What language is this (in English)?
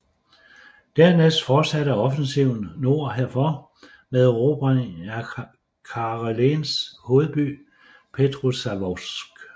Danish